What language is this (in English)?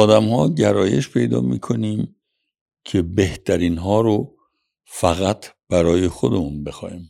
Persian